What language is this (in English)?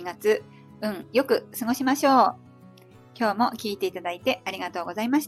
Japanese